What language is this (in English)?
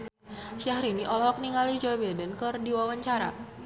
Sundanese